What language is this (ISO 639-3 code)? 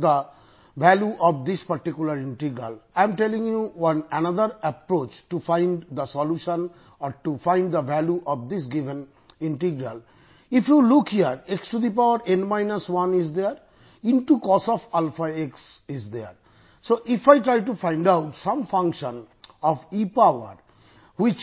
tam